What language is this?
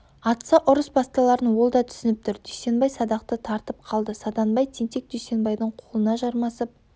Kazakh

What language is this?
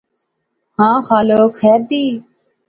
Pahari-Potwari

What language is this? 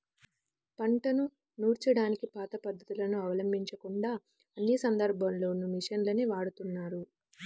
Telugu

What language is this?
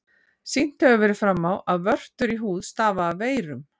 Icelandic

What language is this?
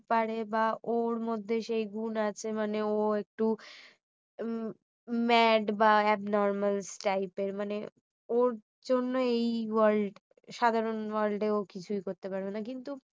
Bangla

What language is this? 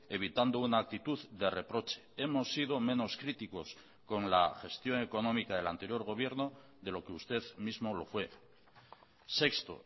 Spanish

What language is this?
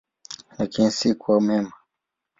Swahili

